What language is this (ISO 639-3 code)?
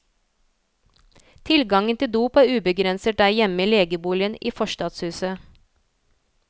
nor